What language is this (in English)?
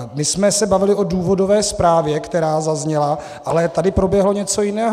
Czech